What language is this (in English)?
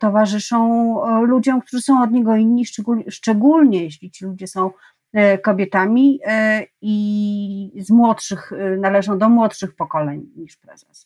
Polish